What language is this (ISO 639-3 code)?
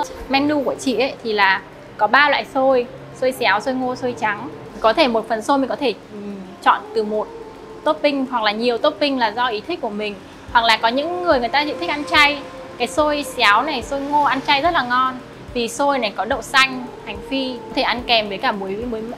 vie